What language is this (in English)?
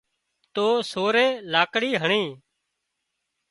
Wadiyara Koli